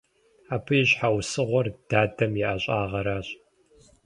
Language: Kabardian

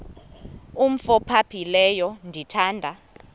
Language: Xhosa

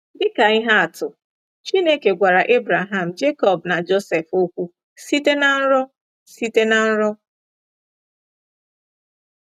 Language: Igbo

